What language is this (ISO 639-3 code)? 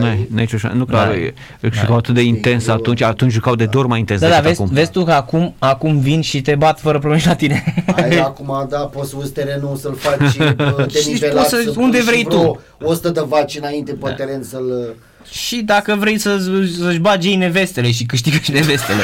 ron